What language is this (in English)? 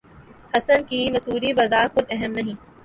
Urdu